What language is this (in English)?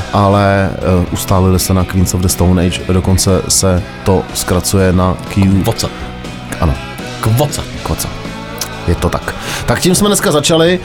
Czech